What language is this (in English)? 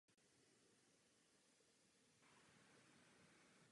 Czech